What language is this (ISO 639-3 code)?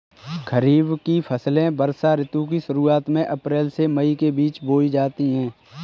hin